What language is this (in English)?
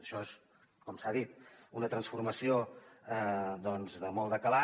Catalan